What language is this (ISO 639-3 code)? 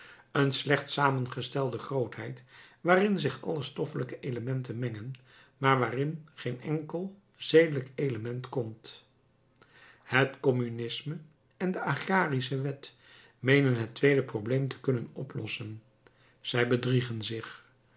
nld